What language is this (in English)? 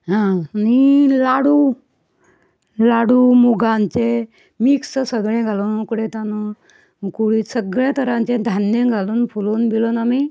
Konkani